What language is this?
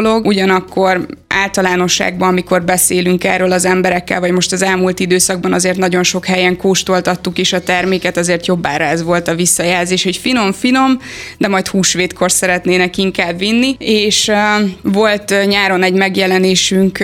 Hungarian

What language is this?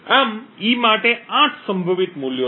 Gujarati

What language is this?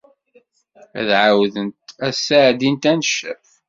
Kabyle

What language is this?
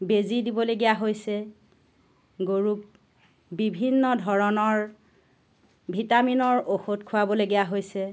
Assamese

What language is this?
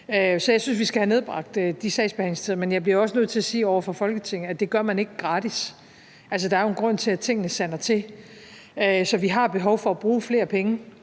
Danish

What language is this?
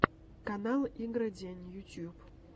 Russian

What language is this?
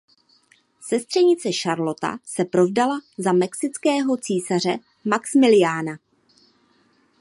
Czech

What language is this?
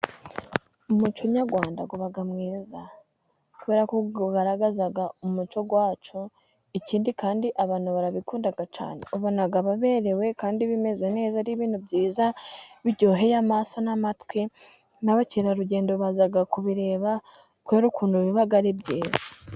Kinyarwanda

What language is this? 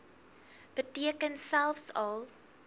Afrikaans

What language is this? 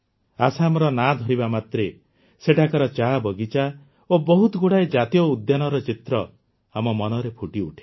Odia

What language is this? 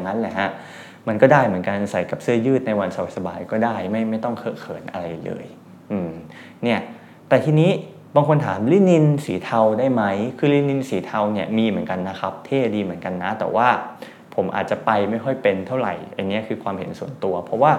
Thai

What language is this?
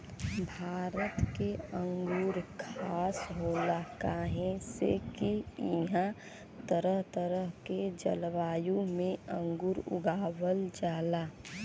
Bhojpuri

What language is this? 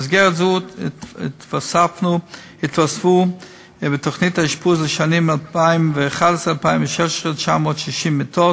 Hebrew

